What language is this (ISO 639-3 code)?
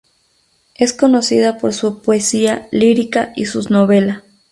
spa